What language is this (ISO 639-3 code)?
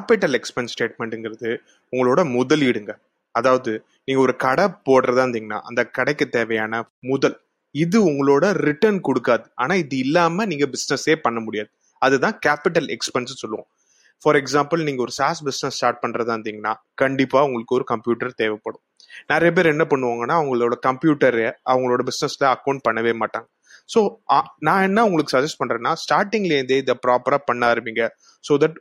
tam